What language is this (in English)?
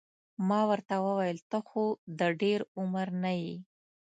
Pashto